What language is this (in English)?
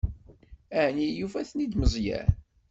Kabyle